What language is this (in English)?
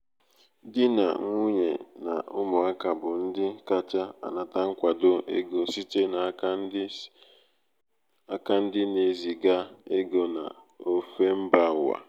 Igbo